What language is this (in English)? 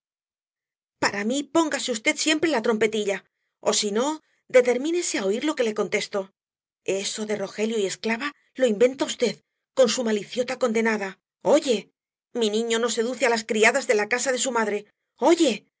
Spanish